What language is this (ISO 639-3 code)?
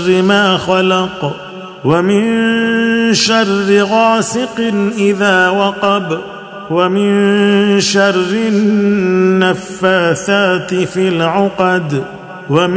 ara